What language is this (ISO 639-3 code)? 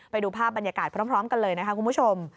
tha